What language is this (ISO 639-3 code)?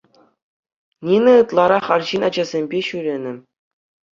chv